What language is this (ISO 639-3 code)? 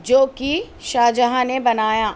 urd